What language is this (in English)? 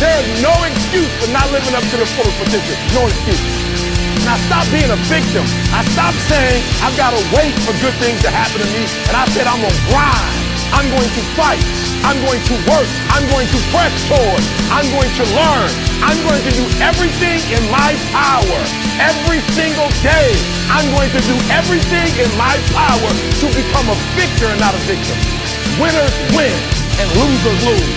English